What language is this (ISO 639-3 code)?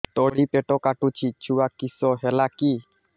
ori